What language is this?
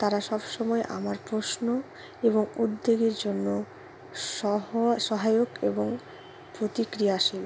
Bangla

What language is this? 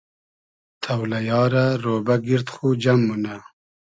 Hazaragi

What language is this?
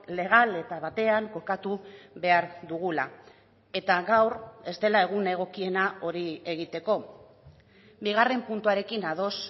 Basque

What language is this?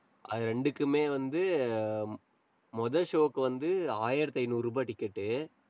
Tamil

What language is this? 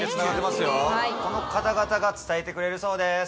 Japanese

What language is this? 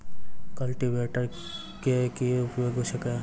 Maithili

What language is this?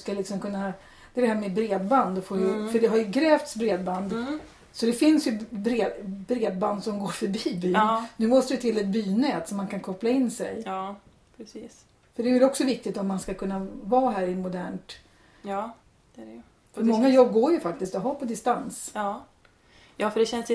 Swedish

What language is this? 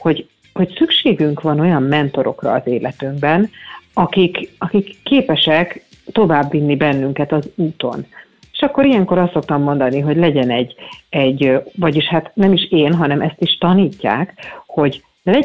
Hungarian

